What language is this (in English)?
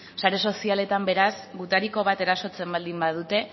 Basque